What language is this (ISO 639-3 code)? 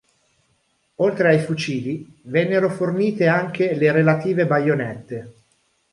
ita